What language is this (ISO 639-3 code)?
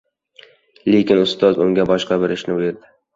uzb